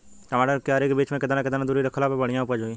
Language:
Bhojpuri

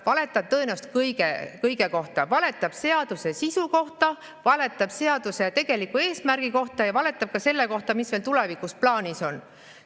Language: Estonian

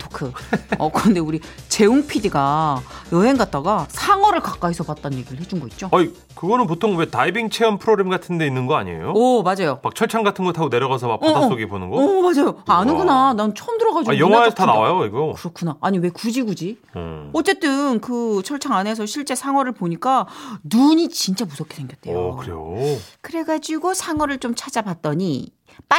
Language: Korean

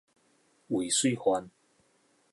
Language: Min Nan Chinese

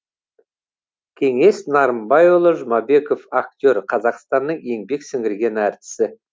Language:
Kazakh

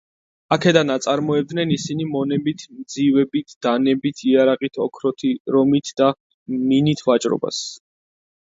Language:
Georgian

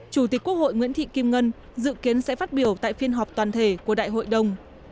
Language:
Vietnamese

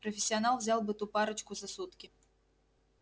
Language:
Russian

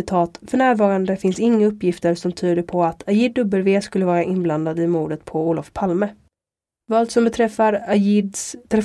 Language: Swedish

